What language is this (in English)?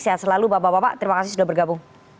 Indonesian